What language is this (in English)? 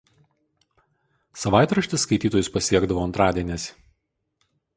Lithuanian